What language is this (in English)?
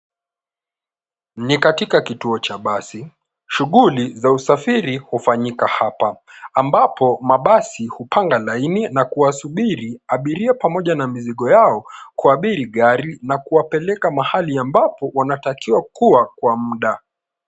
Swahili